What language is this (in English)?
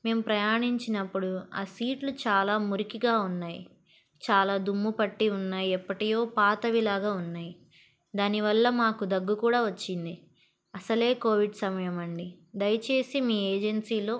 Telugu